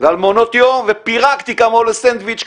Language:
Hebrew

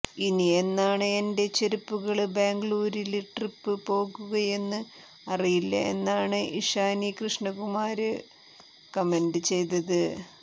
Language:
Malayalam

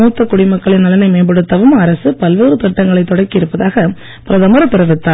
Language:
Tamil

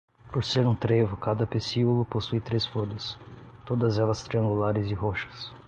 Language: Portuguese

